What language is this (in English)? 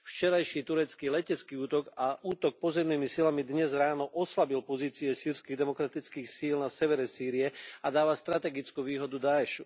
Slovak